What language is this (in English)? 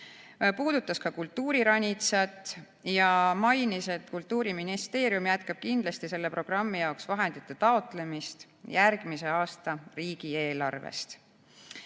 Estonian